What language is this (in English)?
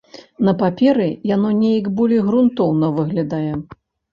Belarusian